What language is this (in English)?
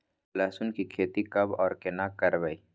Maithili